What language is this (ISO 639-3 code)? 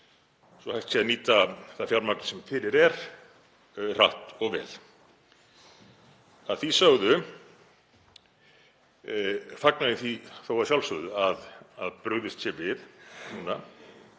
isl